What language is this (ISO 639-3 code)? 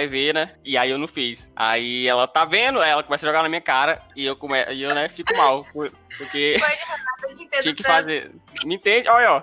por